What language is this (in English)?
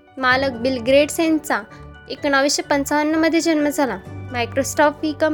Marathi